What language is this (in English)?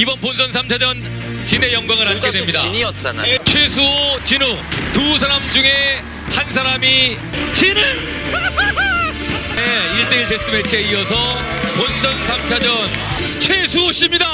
Korean